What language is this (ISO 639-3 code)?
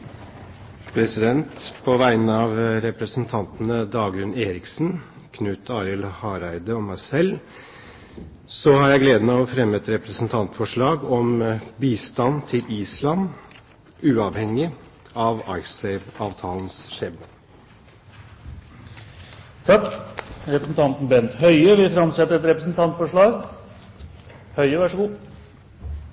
nor